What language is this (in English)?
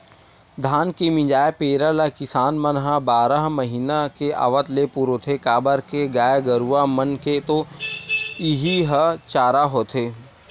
Chhattisgarhi